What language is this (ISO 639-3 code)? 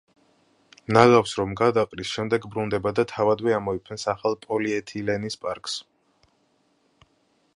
kat